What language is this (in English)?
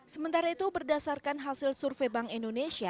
Indonesian